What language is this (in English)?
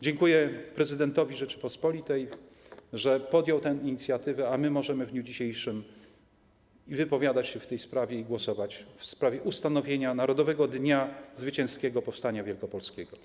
Polish